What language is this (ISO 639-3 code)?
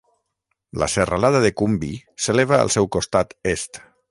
cat